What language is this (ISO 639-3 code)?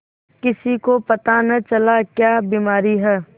hin